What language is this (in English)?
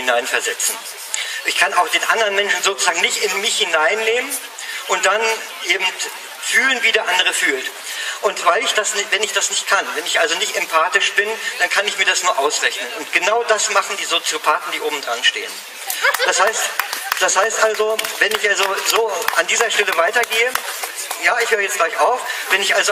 German